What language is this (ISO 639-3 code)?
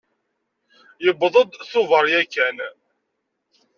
kab